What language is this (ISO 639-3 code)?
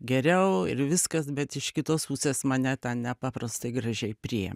lit